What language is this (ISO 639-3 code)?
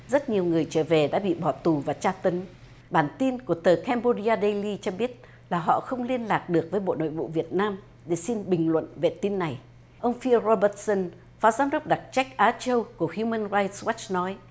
vie